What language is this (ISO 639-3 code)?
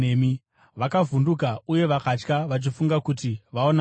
sna